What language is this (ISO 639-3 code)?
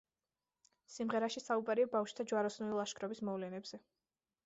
kat